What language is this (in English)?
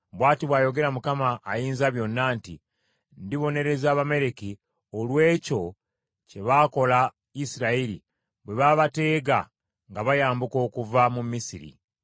Ganda